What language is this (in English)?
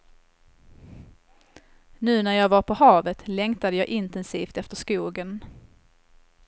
Swedish